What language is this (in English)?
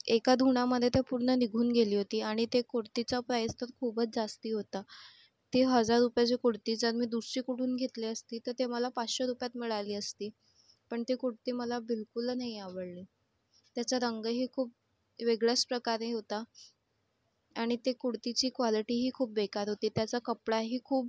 Marathi